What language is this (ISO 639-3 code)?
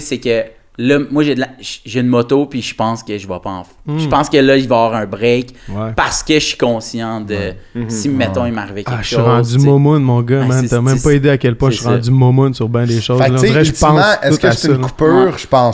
fra